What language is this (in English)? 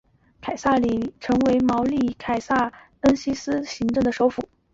Chinese